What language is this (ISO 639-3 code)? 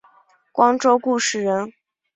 zho